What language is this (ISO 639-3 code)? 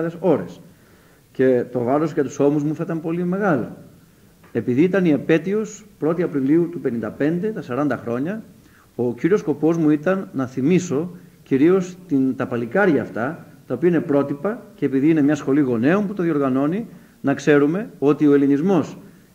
ell